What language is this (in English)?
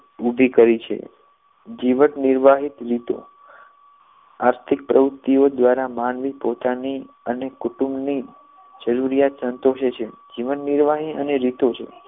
Gujarati